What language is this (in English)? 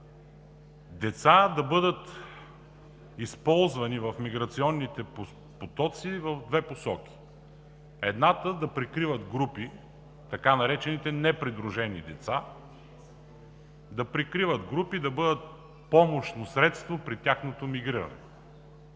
Bulgarian